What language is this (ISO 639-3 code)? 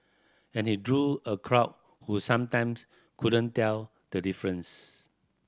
eng